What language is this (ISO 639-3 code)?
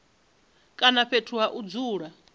ven